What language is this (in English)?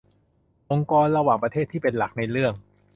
Thai